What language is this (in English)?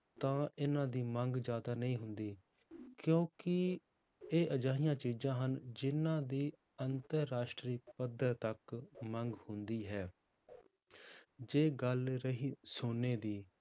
Punjabi